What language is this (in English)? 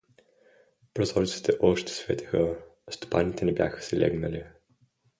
Bulgarian